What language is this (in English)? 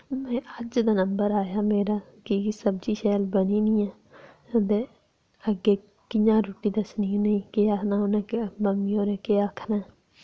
Dogri